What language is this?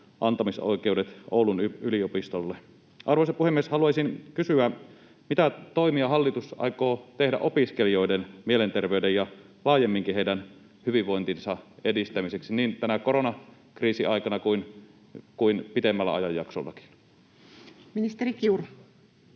Finnish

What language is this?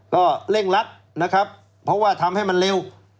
Thai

